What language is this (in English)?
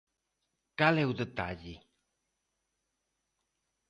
Galician